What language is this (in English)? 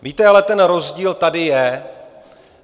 Czech